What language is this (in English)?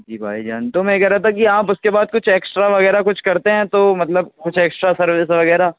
Urdu